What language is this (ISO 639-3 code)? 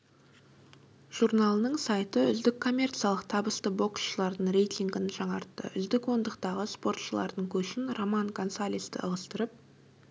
kaz